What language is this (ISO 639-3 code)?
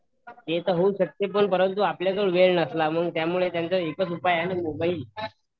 mar